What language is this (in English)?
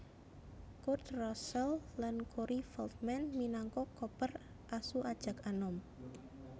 Javanese